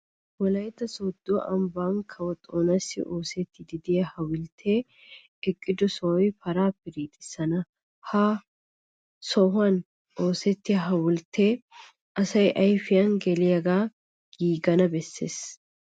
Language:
Wolaytta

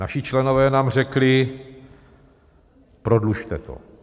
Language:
Czech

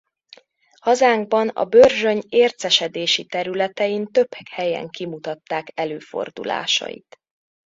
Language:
Hungarian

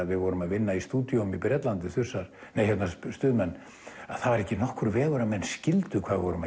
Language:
Icelandic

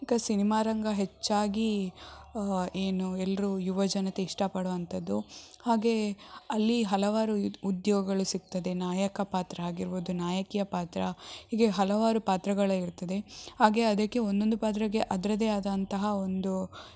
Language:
Kannada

